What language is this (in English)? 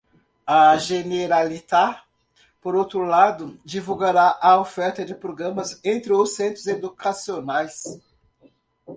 Portuguese